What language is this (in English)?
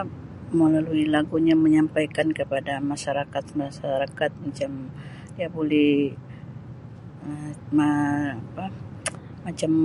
Sabah Malay